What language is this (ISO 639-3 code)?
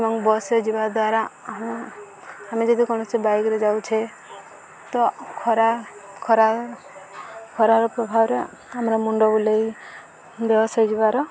ori